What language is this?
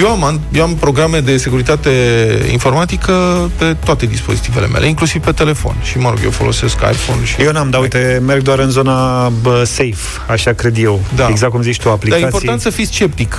Romanian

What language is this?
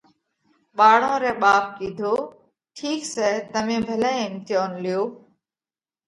Parkari Koli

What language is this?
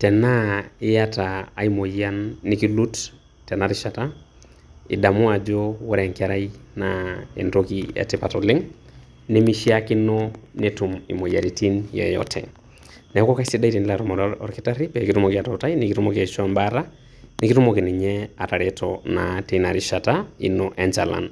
Masai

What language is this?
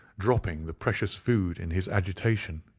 English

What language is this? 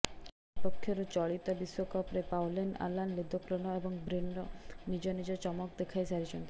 Odia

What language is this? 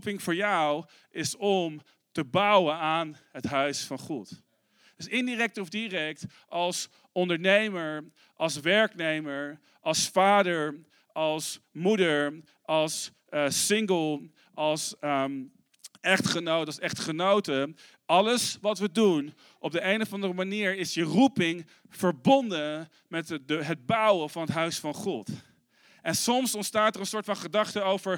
Dutch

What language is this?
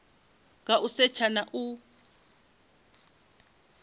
Venda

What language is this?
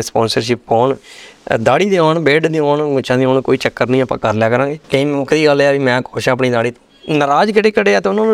Punjabi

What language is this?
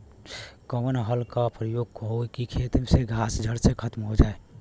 Bhojpuri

